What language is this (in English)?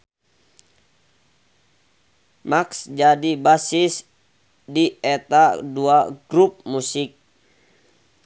Sundanese